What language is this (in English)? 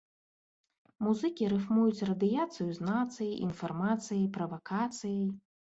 Belarusian